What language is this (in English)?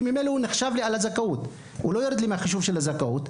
Hebrew